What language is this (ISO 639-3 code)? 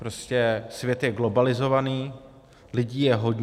ces